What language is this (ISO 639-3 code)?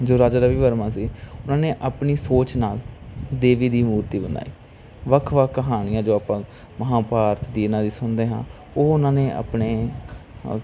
pan